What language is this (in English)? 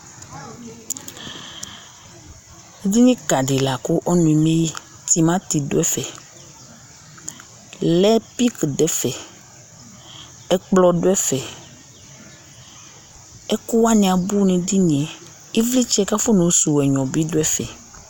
Ikposo